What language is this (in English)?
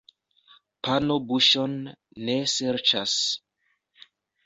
Esperanto